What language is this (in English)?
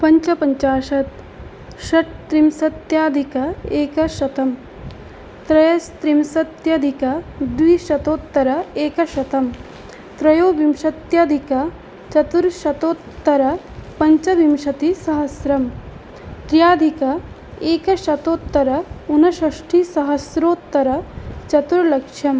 Sanskrit